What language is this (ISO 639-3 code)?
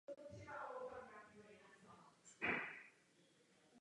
ces